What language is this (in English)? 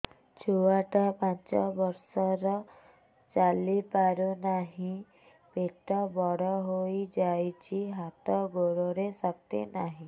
Odia